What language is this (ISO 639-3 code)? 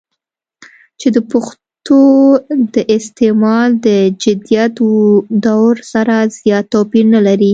pus